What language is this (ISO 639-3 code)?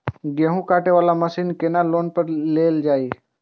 mai